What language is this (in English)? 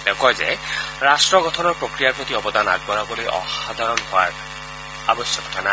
Assamese